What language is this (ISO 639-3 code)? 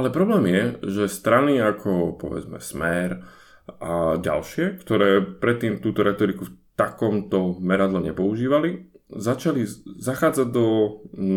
slk